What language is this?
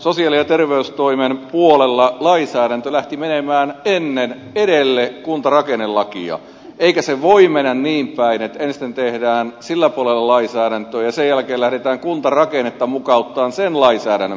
Finnish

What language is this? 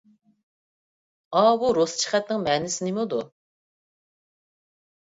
Uyghur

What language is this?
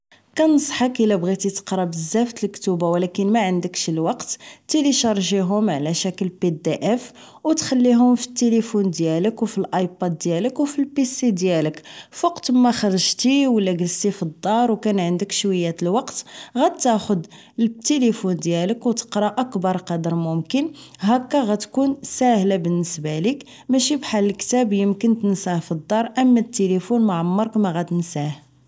Moroccan Arabic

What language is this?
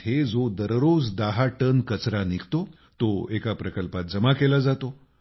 Marathi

